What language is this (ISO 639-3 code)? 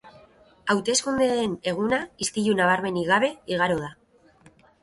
eus